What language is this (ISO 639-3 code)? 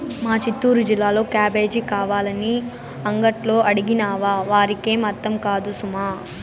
tel